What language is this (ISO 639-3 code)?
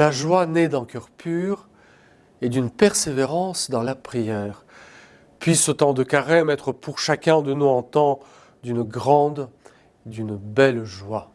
fra